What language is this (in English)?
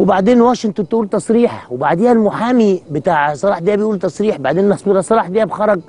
Arabic